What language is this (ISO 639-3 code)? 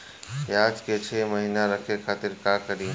bho